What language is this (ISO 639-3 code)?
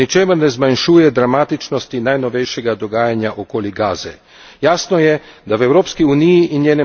slv